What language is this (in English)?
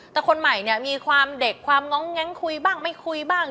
Thai